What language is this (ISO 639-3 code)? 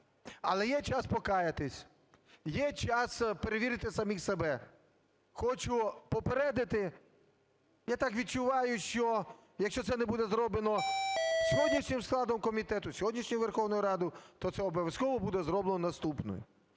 ukr